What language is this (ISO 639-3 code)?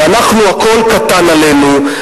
heb